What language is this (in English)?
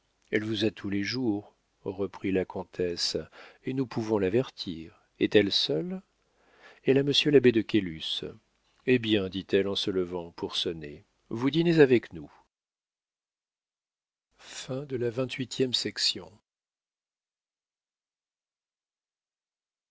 French